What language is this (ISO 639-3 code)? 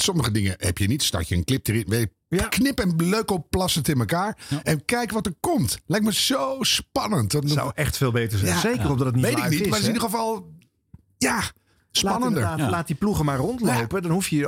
nld